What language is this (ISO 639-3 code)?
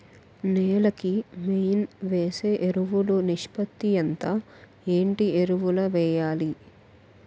tel